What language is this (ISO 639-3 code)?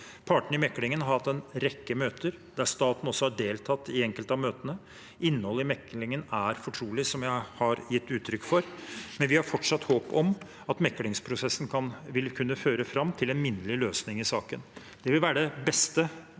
nor